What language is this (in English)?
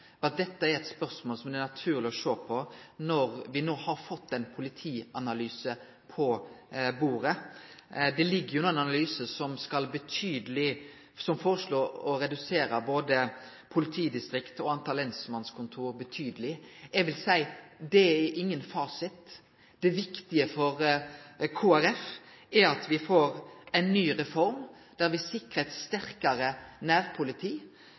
Norwegian Nynorsk